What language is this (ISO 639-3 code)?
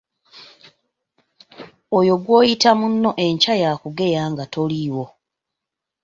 lug